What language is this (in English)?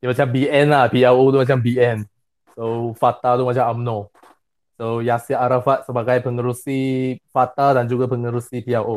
Malay